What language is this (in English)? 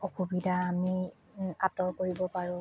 Assamese